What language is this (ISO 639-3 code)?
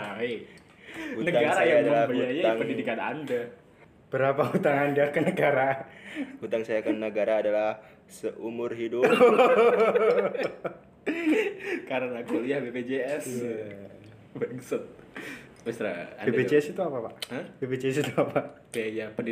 ind